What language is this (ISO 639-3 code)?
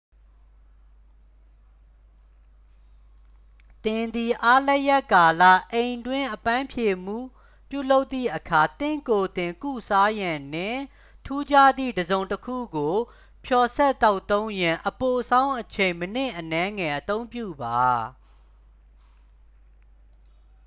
mya